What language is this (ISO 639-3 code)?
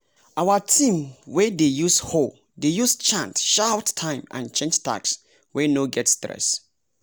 pcm